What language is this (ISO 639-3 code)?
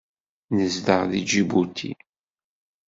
kab